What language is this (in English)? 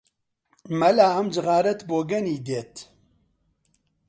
Central Kurdish